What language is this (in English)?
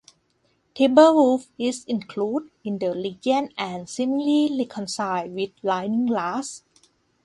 English